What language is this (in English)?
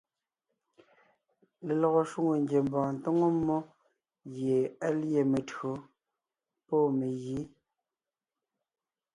Ngiemboon